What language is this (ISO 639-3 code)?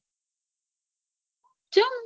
guj